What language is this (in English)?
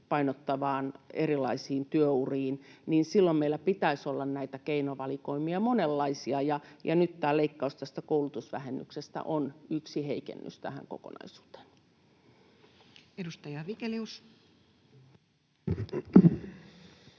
Finnish